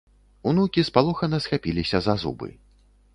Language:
Belarusian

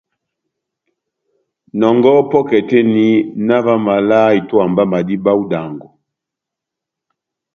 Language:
Batanga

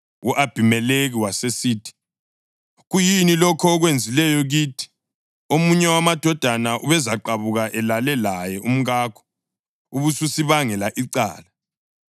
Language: North Ndebele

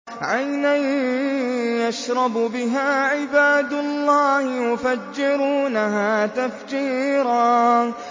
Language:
Arabic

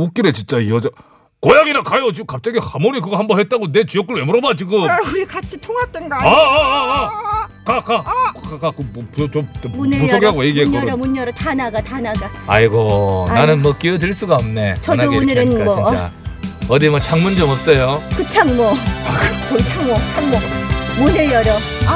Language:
Korean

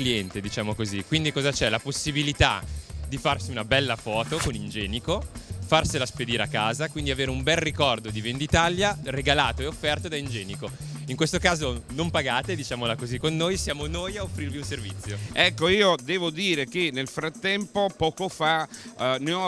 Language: Italian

